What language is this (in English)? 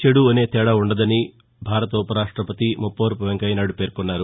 Telugu